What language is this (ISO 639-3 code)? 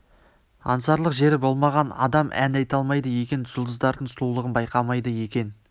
kaz